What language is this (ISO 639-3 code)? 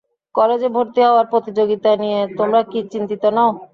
ben